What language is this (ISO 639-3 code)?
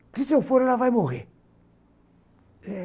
por